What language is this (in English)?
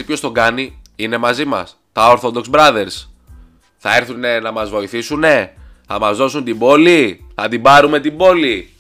Greek